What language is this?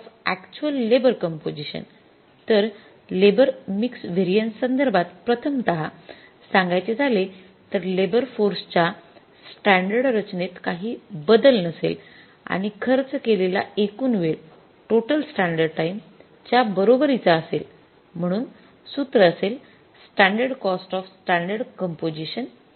Marathi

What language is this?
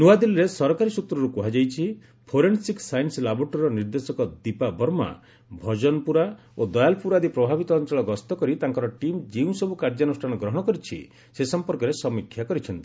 Odia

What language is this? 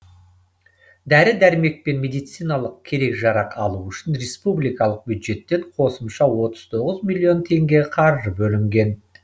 Kazakh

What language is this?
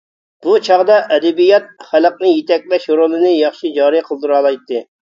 Uyghur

